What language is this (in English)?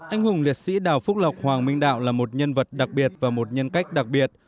Vietnamese